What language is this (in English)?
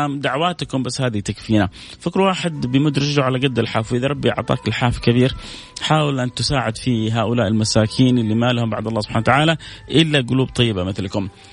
Arabic